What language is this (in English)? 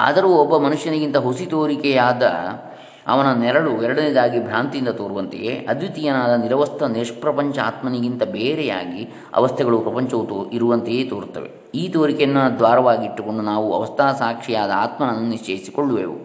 Kannada